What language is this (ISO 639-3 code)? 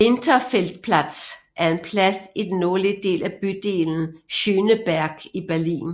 dan